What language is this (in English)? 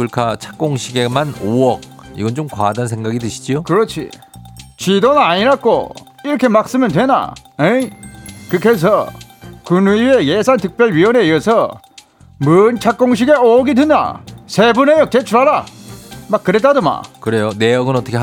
Korean